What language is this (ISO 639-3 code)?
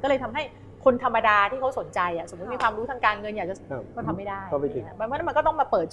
tha